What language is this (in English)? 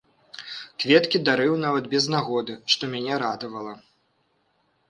Belarusian